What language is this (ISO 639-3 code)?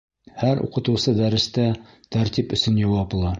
bak